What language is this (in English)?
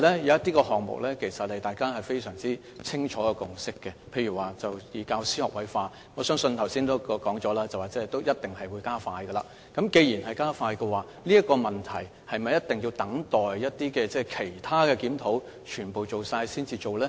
Cantonese